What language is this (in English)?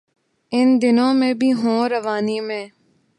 Urdu